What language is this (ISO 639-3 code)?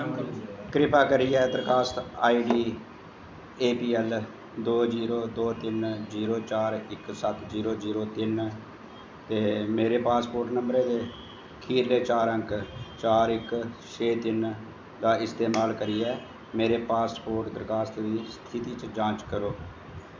doi